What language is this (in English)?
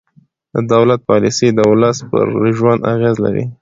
Pashto